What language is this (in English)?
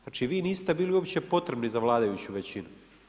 Croatian